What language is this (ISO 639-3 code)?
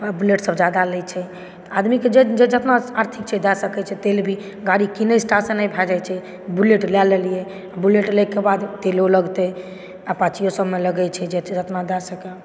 mai